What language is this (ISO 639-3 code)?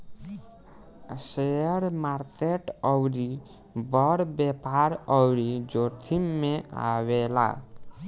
bho